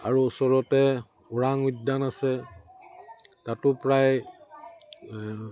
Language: Assamese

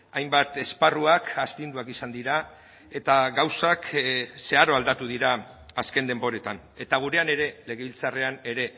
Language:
Basque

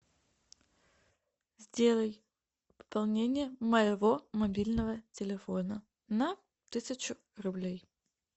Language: Russian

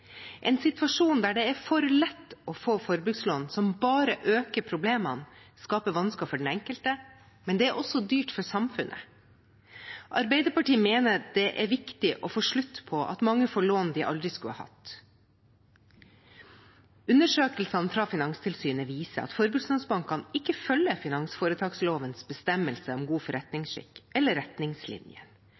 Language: Norwegian Bokmål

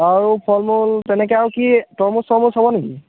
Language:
Assamese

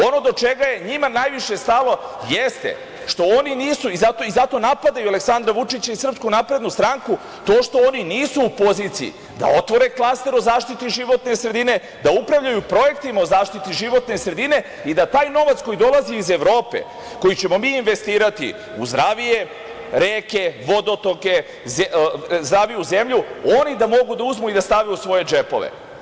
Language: Serbian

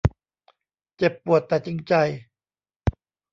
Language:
Thai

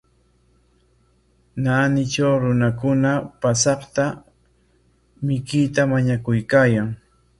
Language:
Corongo Ancash Quechua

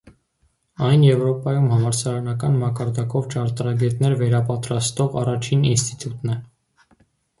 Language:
Armenian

